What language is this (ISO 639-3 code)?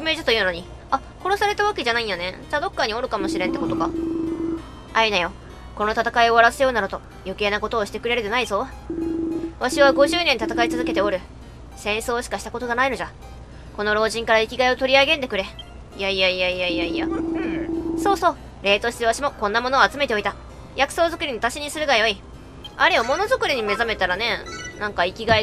jpn